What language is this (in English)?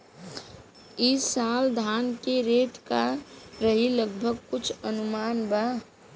Bhojpuri